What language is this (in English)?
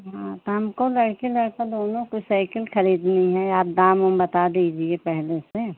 Hindi